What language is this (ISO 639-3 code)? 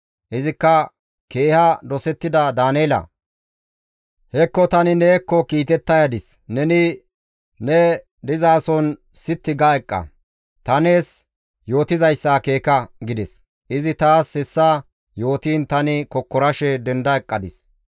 gmv